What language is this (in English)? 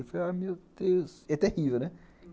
Portuguese